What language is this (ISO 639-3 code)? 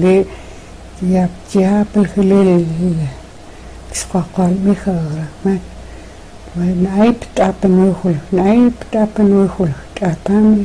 rus